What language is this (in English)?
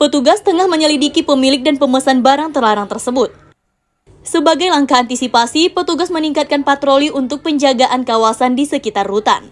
Indonesian